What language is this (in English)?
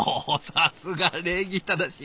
Japanese